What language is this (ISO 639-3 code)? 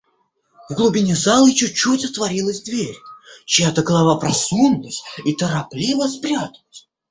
rus